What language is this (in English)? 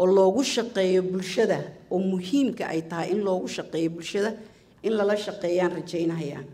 Arabic